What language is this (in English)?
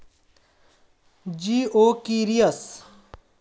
Bhojpuri